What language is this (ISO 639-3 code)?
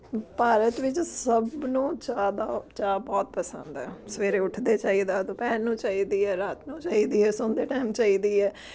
pan